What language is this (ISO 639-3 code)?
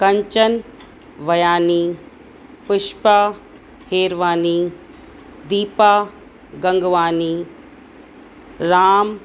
snd